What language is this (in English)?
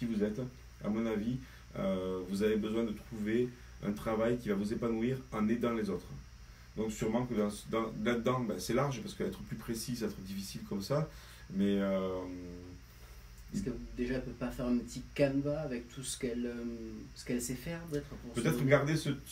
French